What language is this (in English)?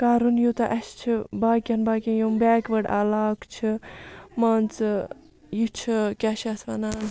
Kashmiri